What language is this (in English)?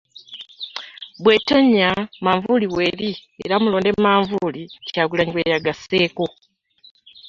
Ganda